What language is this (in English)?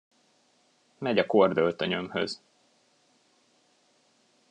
Hungarian